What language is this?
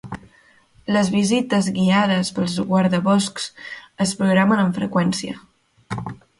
Catalan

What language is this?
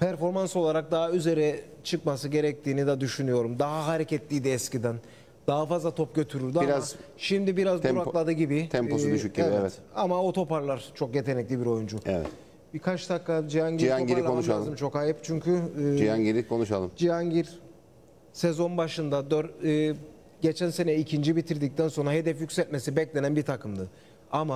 Turkish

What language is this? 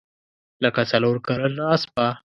Pashto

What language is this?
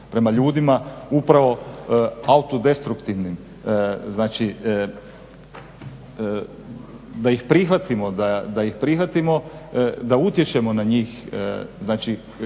Croatian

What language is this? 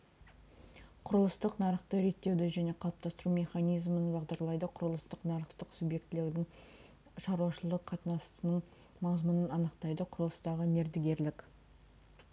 Kazakh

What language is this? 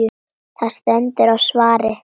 Icelandic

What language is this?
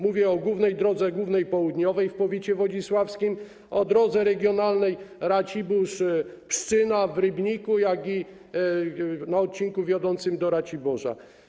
Polish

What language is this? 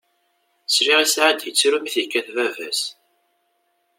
Kabyle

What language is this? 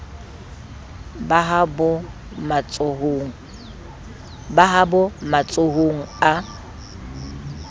Southern Sotho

